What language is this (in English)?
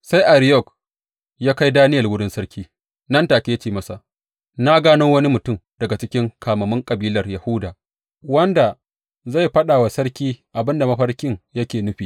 Hausa